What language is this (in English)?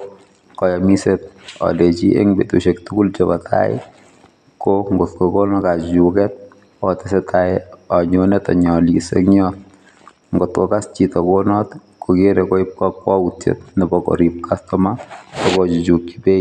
Kalenjin